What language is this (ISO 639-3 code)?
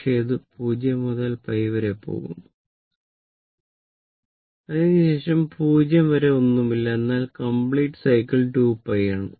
mal